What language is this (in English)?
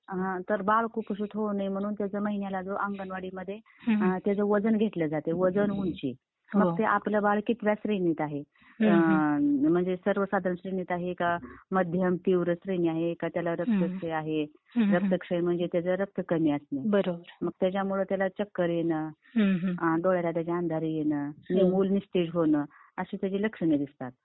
Marathi